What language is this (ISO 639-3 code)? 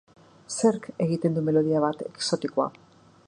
eus